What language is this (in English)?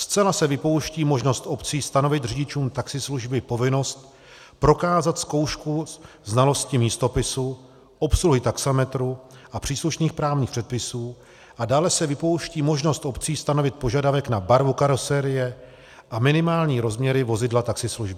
Czech